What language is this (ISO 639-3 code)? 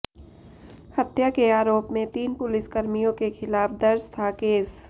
hin